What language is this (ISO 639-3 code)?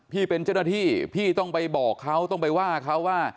tha